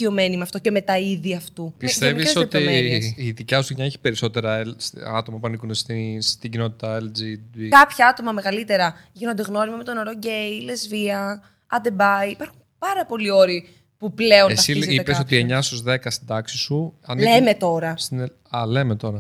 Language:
Greek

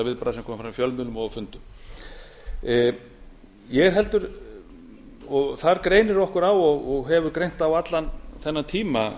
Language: Icelandic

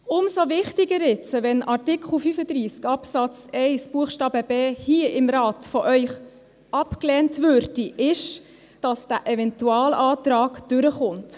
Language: Swiss German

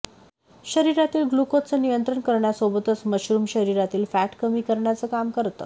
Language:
Marathi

